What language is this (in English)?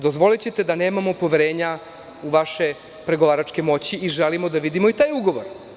Serbian